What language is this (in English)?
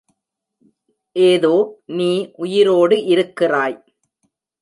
Tamil